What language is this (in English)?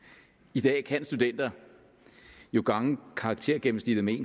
Danish